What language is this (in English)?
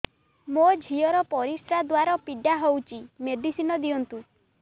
Odia